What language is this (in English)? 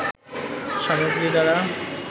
Bangla